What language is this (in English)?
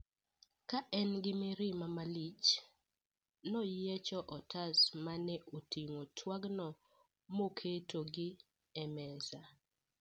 Luo (Kenya and Tanzania)